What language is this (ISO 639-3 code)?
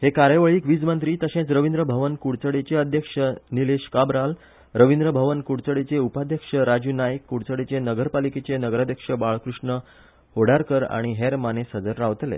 kok